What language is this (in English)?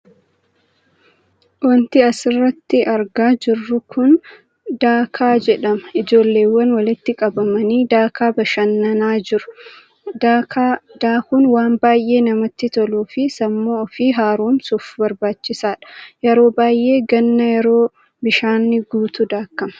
Oromo